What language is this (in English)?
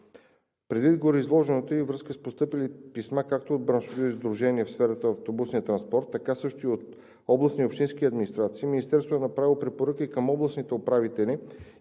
Bulgarian